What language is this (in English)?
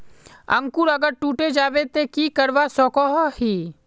Magahi